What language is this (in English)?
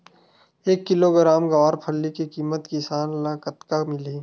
Chhattisgarhi